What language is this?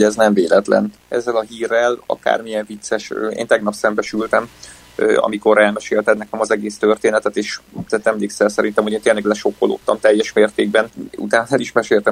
Hungarian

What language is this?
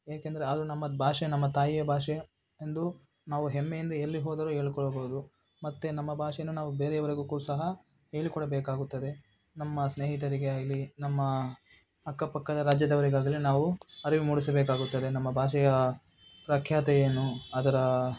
Kannada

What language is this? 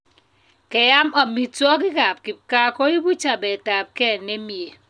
Kalenjin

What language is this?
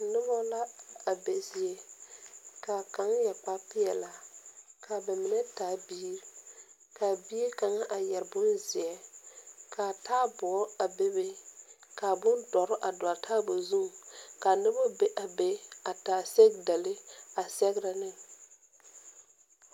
Southern Dagaare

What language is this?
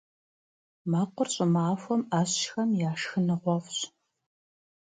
Kabardian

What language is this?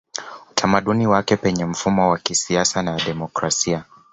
Swahili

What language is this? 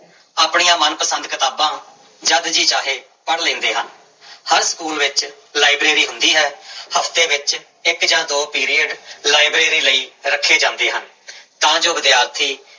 Punjabi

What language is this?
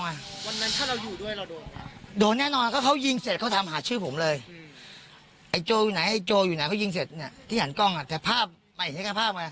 Thai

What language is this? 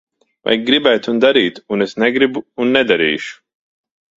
Latvian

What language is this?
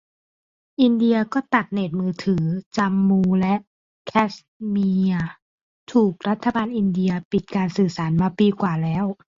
Thai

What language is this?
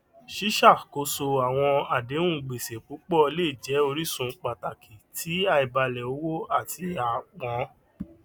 Yoruba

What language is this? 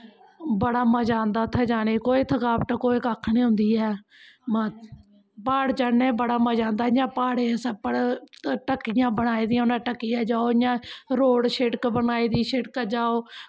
Dogri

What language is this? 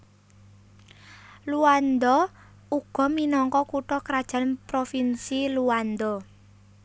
Javanese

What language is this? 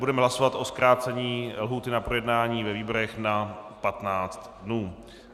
Czech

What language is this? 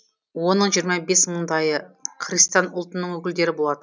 Kazakh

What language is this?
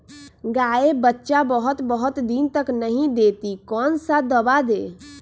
Magahi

